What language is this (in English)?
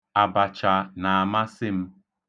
Igbo